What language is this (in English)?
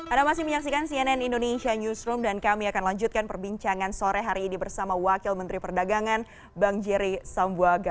Indonesian